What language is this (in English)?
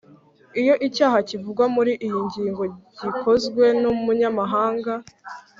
Kinyarwanda